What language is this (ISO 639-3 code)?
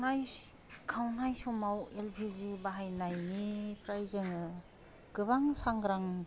brx